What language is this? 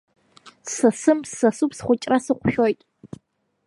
Abkhazian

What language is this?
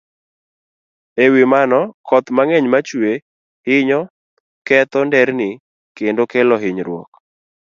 Luo (Kenya and Tanzania)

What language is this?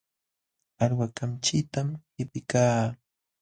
Jauja Wanca Quechua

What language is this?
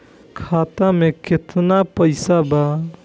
Bhojpuri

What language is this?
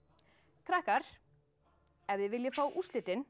Icelandic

